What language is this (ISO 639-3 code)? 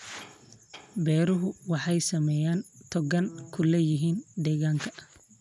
som